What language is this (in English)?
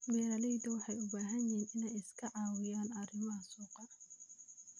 Somali